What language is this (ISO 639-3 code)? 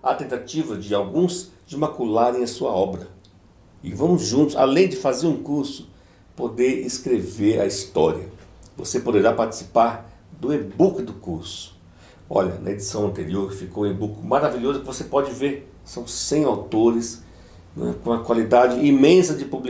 por